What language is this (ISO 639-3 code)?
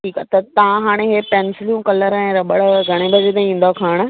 snd